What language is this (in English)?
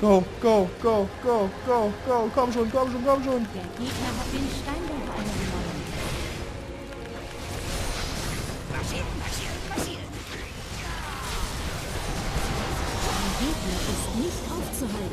German